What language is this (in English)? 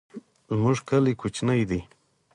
Pashto